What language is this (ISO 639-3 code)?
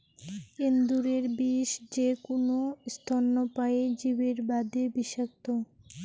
ben